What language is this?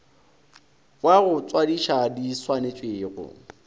Northern Sotho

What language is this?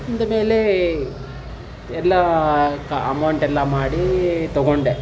Kannada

